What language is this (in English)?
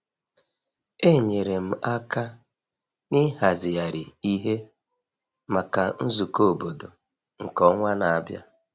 Igbo